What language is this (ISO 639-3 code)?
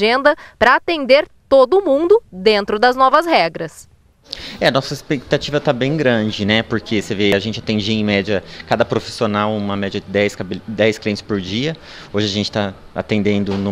por